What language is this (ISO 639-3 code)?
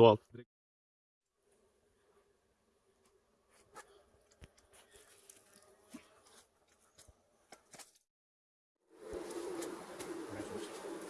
tur